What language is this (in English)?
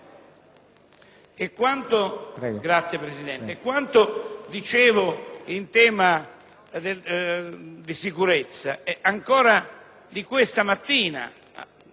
Italian